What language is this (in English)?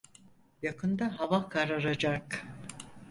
Turkish